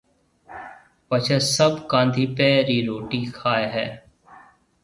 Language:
Marwari (Pakistan)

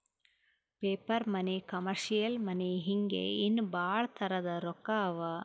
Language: Kannada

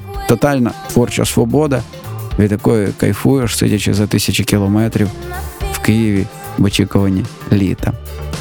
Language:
Ukrainian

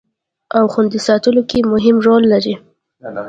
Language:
Pashto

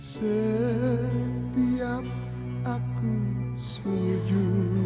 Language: Indonesian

